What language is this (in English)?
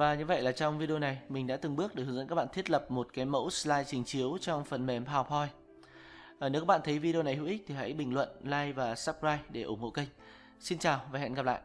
Vietnamese